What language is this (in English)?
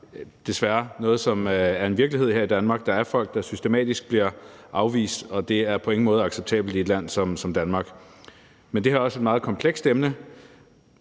Danish